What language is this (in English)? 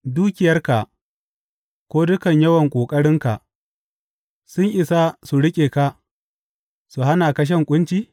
Hausa